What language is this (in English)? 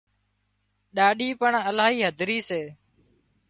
Wadiyara Koli